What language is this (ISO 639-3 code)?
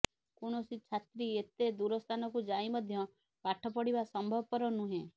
ori